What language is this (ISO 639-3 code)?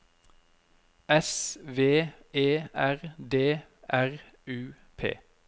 nor